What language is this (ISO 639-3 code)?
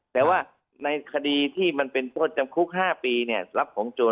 tha